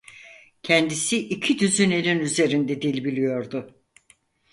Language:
Turkish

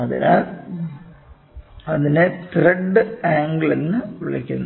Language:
Malayalam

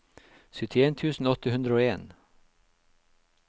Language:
Norwegian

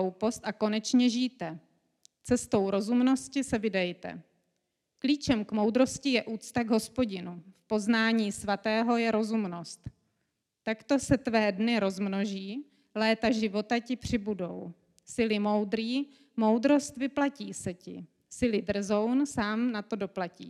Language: Czech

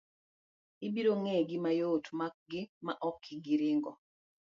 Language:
Luo (Kenya and Tanzania)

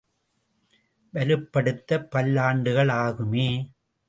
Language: Tamil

